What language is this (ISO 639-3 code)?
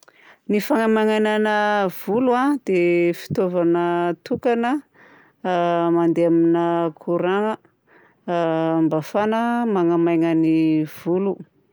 bzc